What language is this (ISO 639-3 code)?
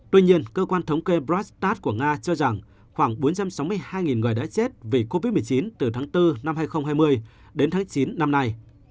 vie